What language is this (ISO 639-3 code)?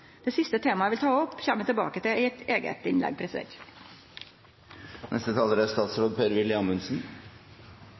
nor